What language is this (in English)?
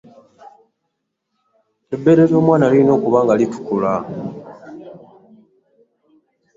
Ganda